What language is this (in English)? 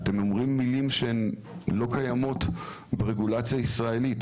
Hebrew